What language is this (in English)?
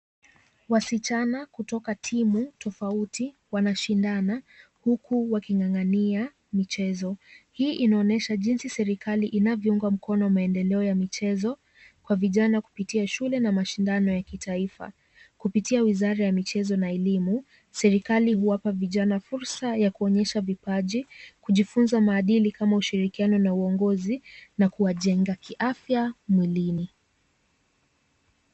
Swahili